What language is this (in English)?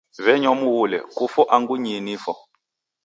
Taita